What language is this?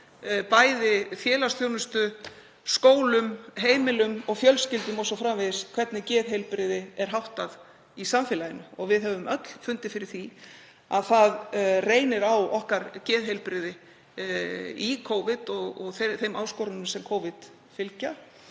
Icelandic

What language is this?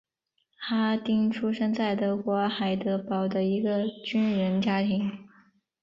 Chinese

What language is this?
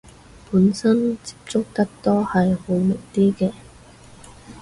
Cantonese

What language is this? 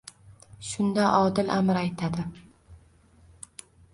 Uzbek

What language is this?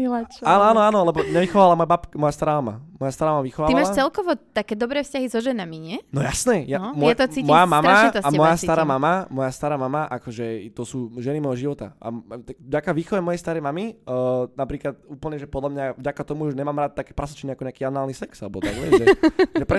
Slovak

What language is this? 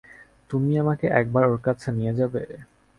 Bangla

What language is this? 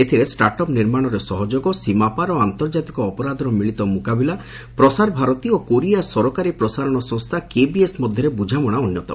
Odia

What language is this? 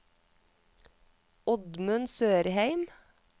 Norwegian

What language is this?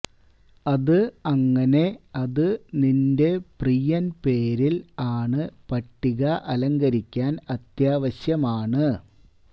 Malayalam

